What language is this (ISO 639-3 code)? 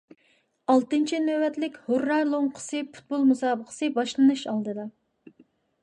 uig